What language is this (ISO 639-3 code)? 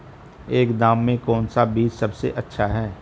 hin